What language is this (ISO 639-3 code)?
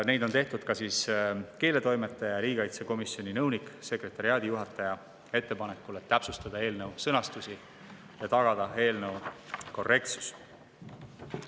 est